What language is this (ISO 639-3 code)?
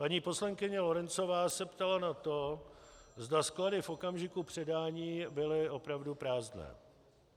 ces